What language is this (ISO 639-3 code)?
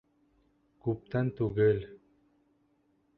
bak